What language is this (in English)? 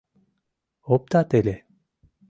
Mari